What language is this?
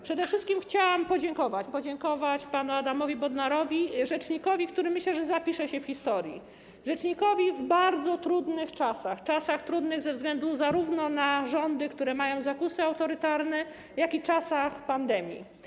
Polish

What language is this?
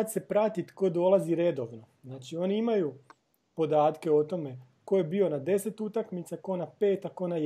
Croatian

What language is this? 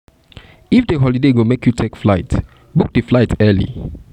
Nigerian Pidgin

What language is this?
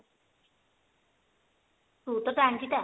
Odia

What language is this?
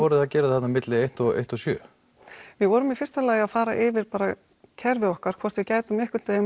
Icelandic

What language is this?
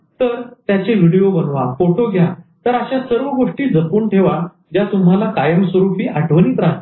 Marathi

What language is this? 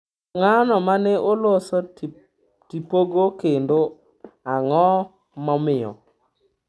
Luo (Kenya and Tanzania)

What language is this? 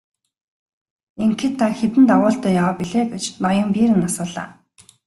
Mongolian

